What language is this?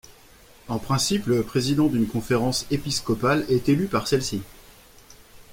French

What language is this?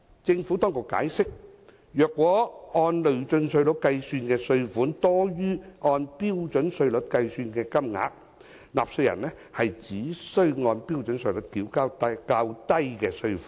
Cantonese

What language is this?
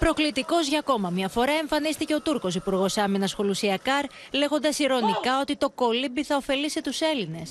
Greek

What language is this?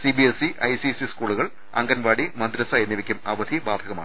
Malayalam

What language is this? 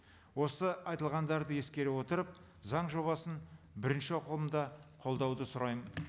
Kazakh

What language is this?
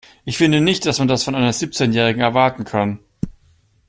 German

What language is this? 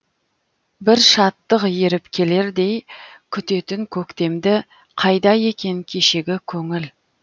Kazakh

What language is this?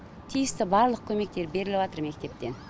Kazakh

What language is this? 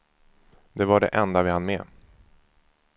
Swedish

